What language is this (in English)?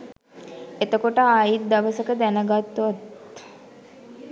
Sinhala